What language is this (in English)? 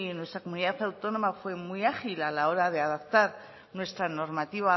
Spanish